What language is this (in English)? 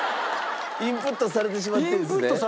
Japanese